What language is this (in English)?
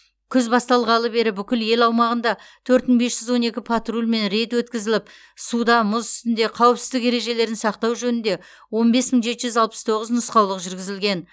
Kazakh